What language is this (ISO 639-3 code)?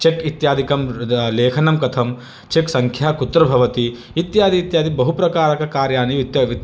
san